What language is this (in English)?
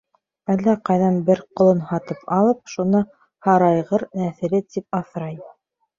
Bashkir